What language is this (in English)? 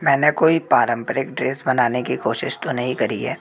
Hindi